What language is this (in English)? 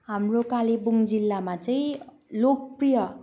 Nepali